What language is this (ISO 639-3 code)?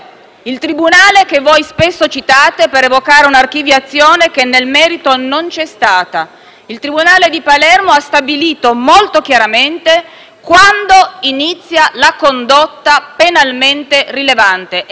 ita